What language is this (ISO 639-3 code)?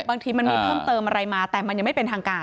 tha